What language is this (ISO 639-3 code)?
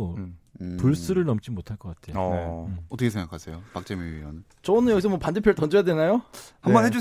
kor